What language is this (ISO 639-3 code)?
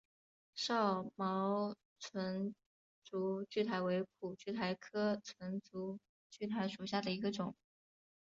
zho